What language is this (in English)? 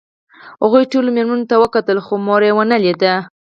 Pashto